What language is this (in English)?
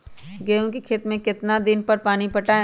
Magahi